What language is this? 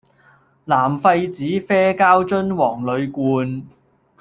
Cantonese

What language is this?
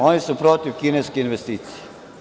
Serbian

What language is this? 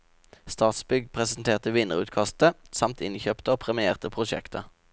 Norwegian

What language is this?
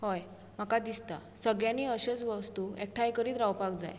Konkani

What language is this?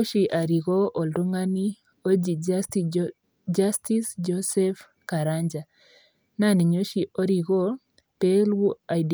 Masai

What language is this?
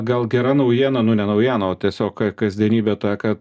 Lithuanian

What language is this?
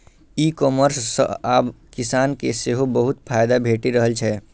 Maithili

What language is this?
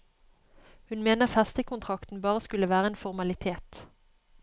Norwegian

